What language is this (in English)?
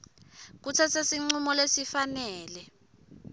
Swati